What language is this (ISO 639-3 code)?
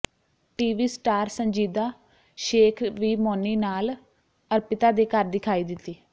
pan